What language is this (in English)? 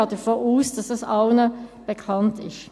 Swiss German